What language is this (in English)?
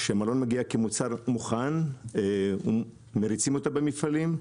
Hebrew